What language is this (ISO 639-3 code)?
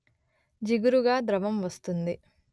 tel